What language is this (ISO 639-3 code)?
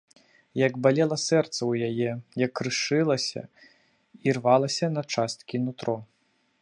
bel